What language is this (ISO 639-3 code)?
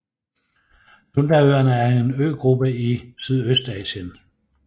dan